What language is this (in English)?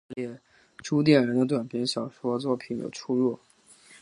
Chinese